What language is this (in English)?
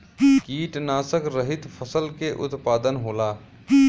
Bhojpuri